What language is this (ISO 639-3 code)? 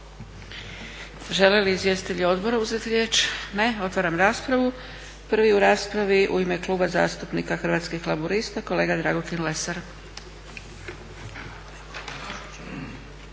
hrv